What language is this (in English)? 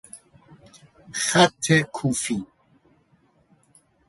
Persian